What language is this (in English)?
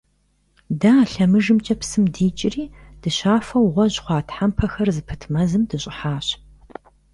Kabardian